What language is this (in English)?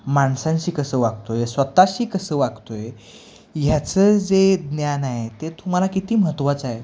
Marathi